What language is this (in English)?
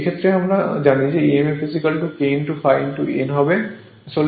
Bangla